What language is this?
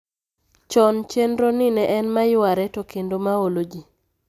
Luo (Kenya and Tanzania)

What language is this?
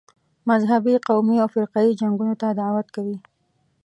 Pashto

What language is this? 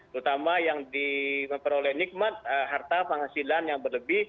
Indonesian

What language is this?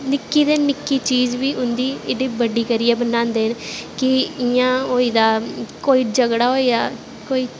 Dogri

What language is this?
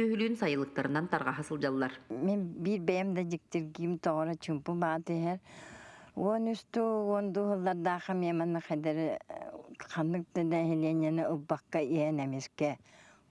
Turkish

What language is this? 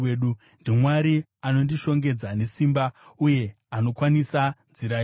Shona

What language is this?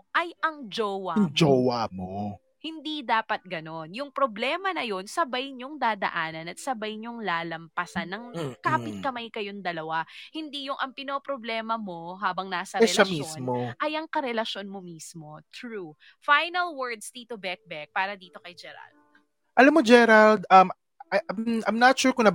Filipino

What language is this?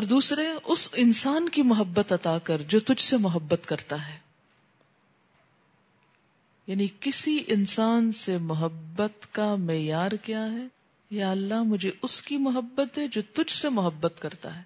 Urdu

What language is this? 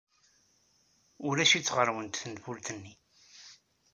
Kabyle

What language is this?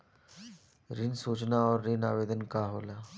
Bhojpuri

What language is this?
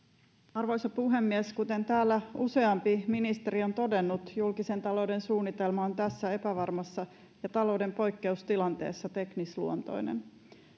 Finnish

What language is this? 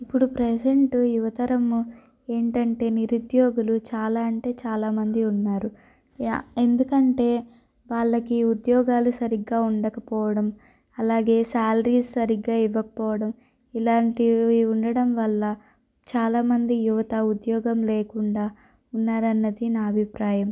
Telugu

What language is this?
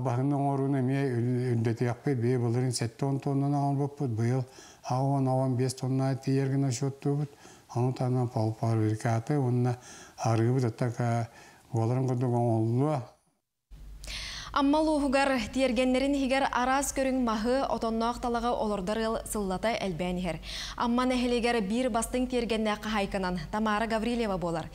Turkish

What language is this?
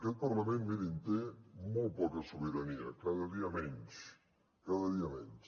Catalan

